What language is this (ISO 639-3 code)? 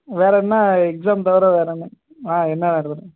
tam